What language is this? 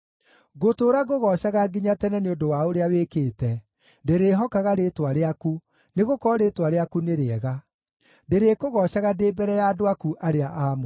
Kikuyu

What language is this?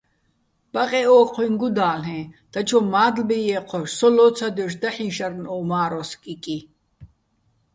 Bats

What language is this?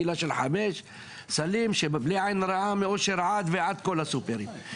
Hebrew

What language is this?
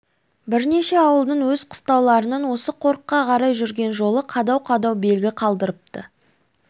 Kazakh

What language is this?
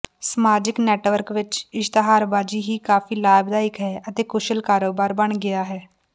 Punjabi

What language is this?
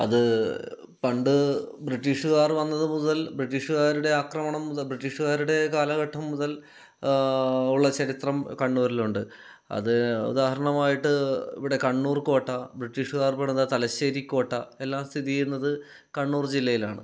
Malayalam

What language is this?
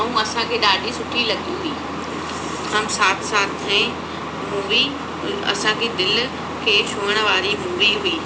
Sindhi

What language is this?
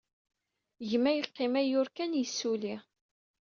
Kabyle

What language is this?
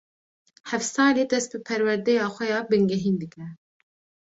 Kurdish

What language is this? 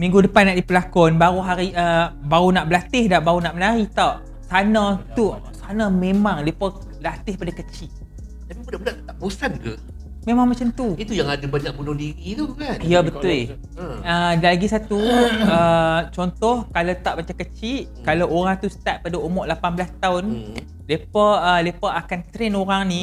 Malay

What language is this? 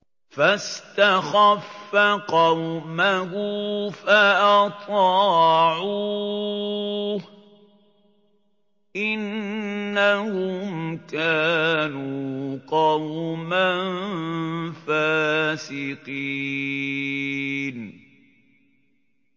Arabic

